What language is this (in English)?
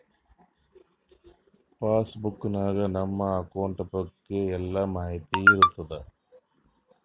Kannada